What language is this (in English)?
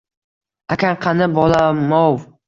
Uzbek